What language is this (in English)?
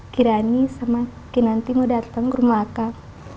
Indonesian